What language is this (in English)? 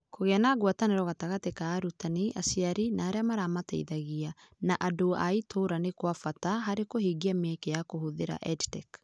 Kikuyu